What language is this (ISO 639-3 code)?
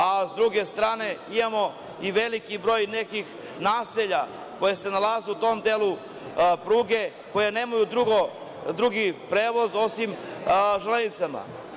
srp